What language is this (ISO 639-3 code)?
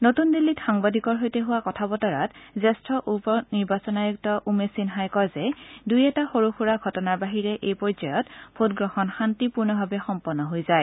asm